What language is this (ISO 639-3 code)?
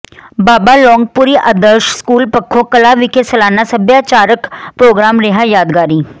pan